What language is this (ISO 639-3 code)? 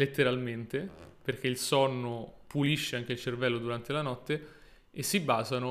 ita